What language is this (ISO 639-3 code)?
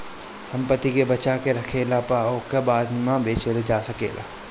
bho